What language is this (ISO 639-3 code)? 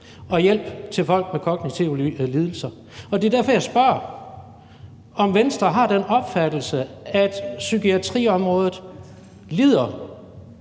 dan